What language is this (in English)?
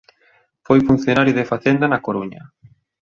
Galician